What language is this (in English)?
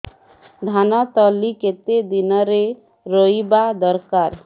Odia